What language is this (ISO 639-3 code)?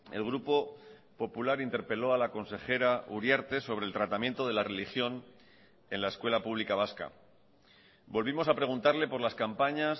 spa